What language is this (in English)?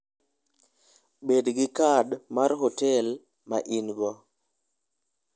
Luo (Kenya and Tanzania)